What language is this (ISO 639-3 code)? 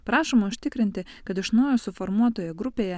lit